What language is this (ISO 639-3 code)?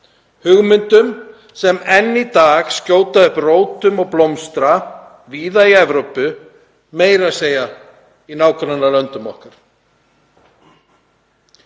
isl